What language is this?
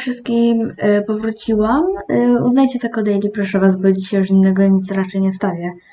Polish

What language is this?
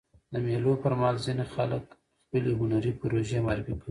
Pashto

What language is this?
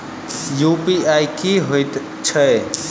Maithili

